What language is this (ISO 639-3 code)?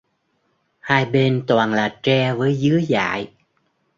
vie